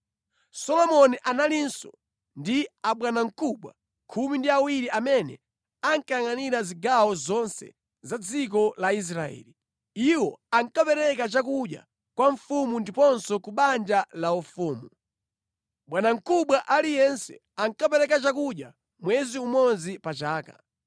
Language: Nyanja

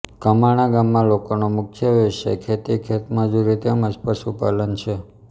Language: Gujarati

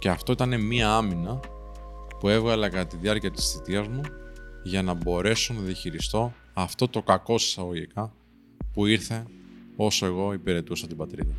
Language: Greek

